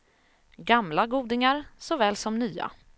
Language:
Swedish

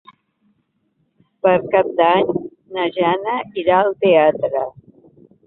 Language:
Catalan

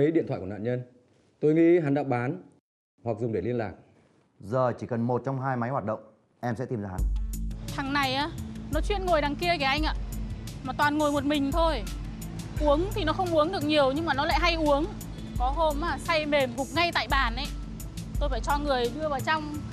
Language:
Vietnamese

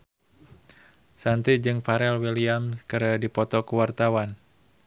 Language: Sundanese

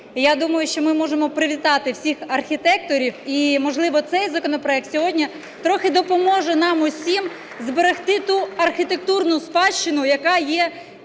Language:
Ukrainian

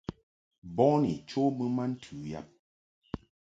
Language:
Mungaka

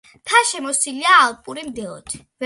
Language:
Georgian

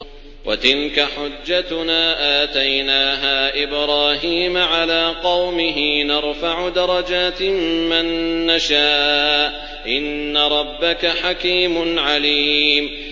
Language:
Arabic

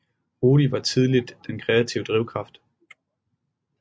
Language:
Danish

